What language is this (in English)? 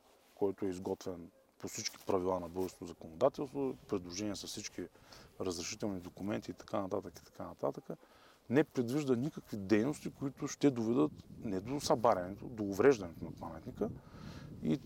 Bulgarian